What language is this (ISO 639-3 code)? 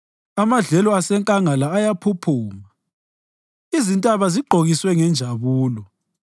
nde